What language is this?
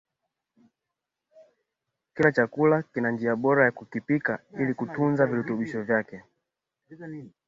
Swahili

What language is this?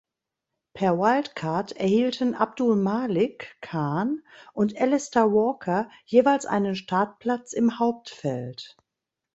German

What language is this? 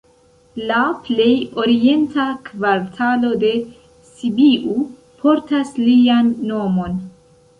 Esperanto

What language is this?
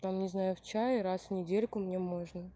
Russian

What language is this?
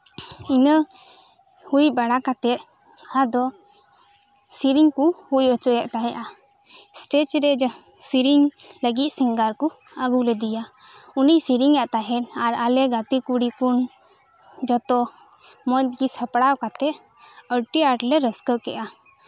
Santali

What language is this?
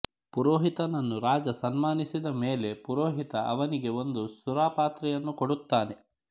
Kannada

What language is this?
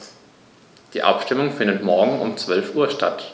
German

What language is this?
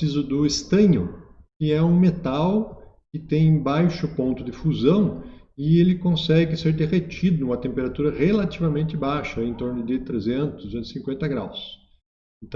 Portuguese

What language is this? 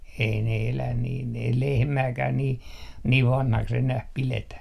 Finnish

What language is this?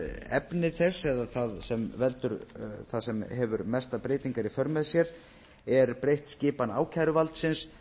Icelandic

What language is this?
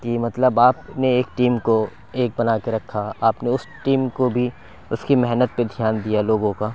Urdu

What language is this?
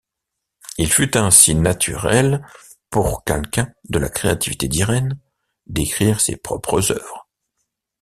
French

